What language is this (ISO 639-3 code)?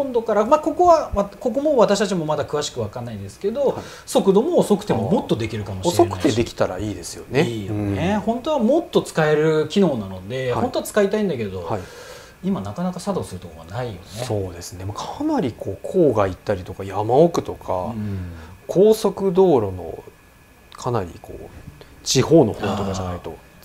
jpn